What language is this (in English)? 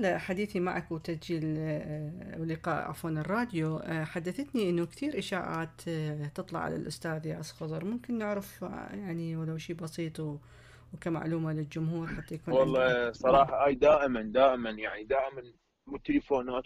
Arabic